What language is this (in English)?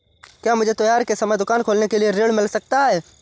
Hindi